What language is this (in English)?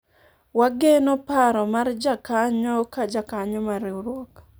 Luo (Kenya and Tanzania)